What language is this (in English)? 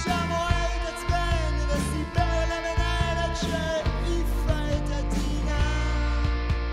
Hebrew